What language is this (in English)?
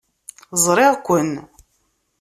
Kabyle